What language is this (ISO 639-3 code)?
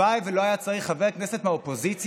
heb